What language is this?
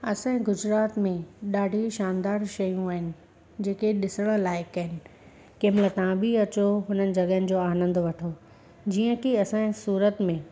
Sindhi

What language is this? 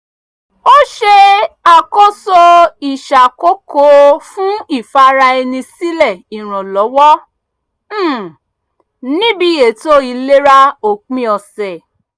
Yoruba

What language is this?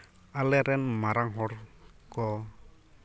Santali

